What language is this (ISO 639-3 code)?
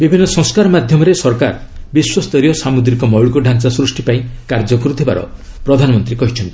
ori